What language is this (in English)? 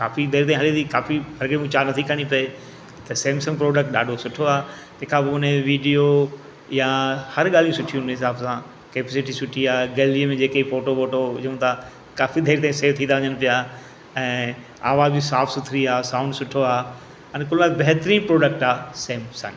Sindhi